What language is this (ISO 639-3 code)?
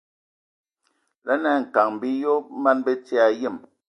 ewo